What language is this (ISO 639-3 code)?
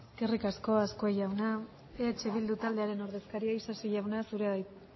eus